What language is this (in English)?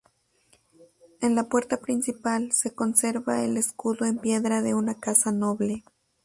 Spanish